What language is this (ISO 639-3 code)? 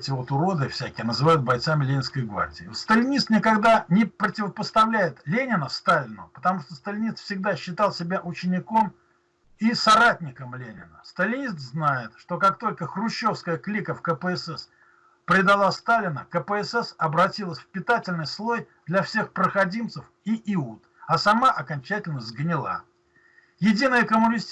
rus